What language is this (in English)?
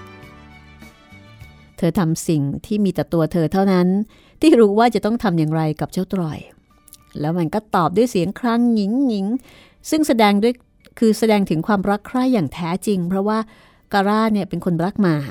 Thai